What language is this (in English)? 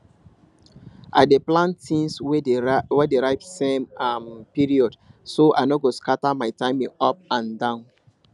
Nigerian Pidgin